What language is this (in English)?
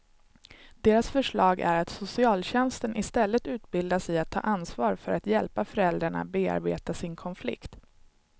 Swedish